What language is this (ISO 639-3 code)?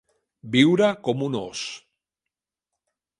cat